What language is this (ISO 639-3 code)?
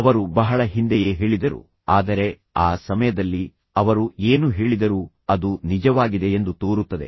kan